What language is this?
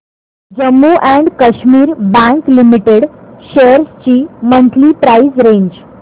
Marathi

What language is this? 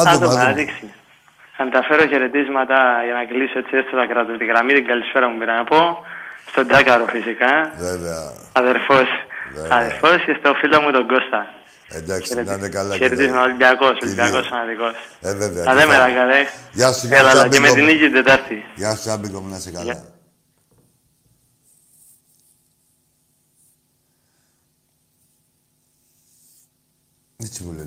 Greek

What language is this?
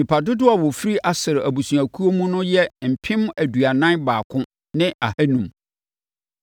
Akan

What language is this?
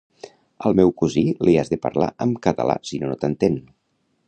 Catalan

